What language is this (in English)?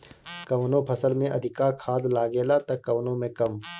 Bhojpuri